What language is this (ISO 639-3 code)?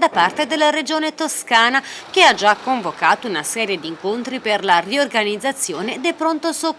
ita